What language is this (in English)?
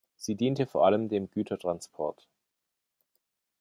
German